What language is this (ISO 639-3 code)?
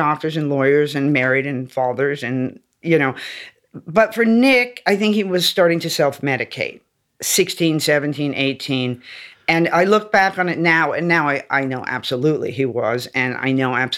eng